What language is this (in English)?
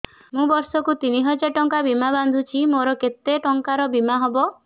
Odia